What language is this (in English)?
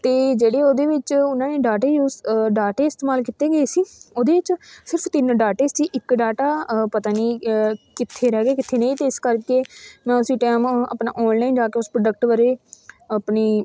Punjabi